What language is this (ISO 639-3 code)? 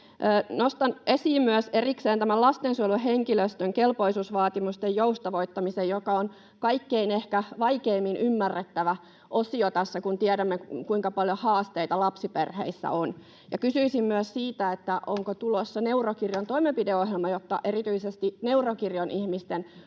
fin